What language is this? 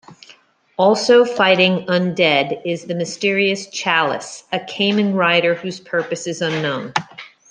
English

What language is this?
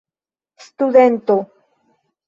Esperanto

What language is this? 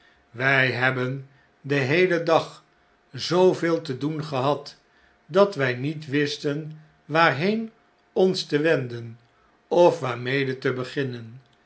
Dutch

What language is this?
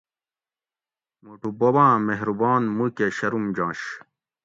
Gawri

